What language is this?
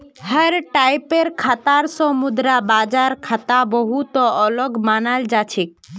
Magahi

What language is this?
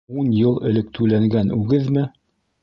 Bashkir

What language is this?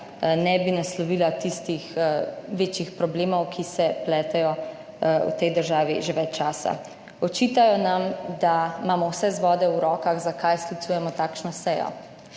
Slovenian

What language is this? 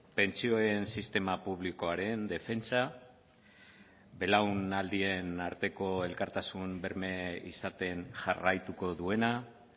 Basque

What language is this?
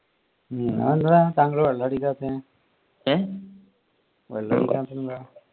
Malayalam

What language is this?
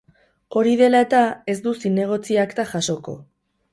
Basque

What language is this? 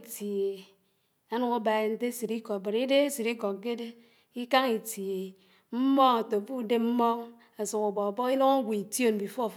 Anaang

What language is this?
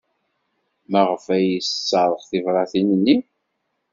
Kabyle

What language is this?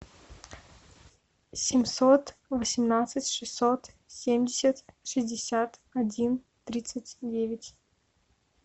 Russian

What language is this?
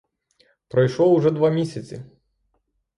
Ukrainian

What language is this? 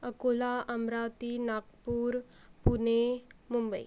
Marathi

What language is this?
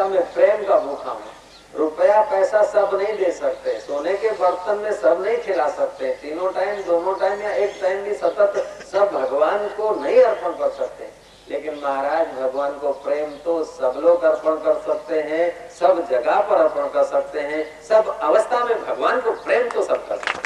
Hindi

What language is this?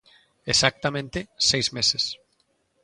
Galician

